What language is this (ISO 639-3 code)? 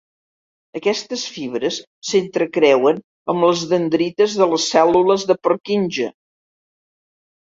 cat